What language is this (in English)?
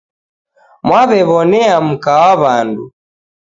Taita